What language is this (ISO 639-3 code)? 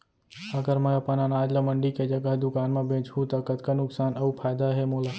hne